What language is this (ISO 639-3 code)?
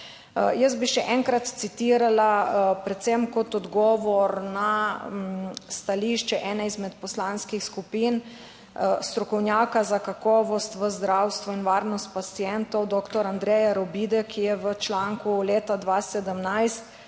slv